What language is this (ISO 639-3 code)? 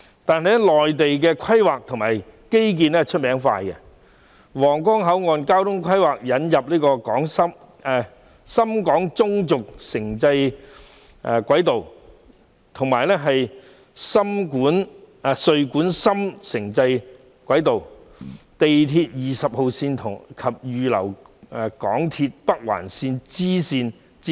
yue